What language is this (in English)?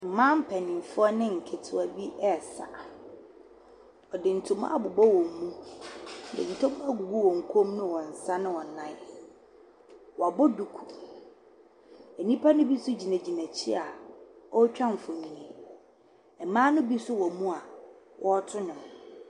Akan